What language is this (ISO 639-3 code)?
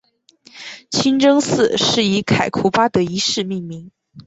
zho